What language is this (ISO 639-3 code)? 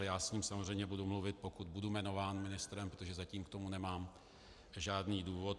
ces